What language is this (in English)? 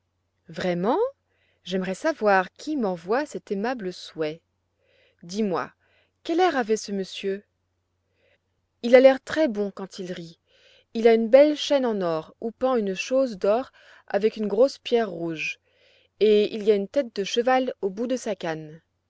French